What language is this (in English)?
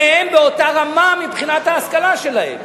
Hebrew